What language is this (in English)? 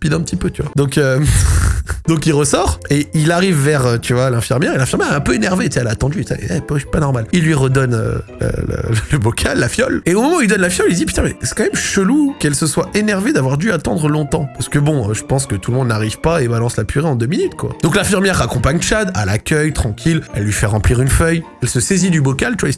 French